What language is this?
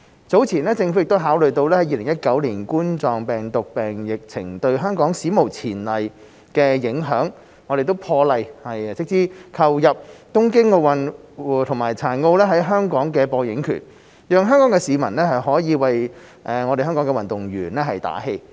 Cantonese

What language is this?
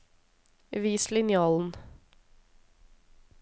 Norwegian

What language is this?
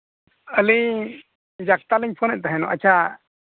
Santali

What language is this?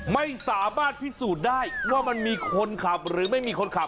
Thai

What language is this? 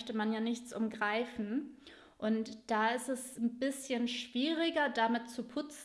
German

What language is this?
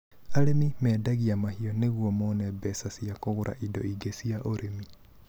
Kikuyu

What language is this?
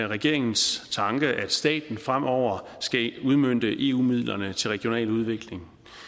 Danish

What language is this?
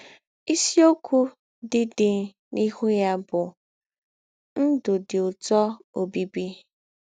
Igbo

